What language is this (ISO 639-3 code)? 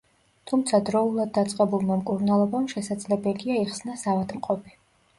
kat